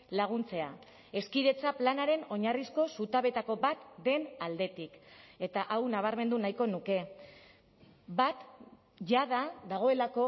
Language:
Basque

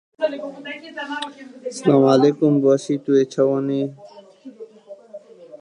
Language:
Kurdish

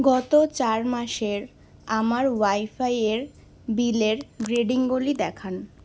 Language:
Bangla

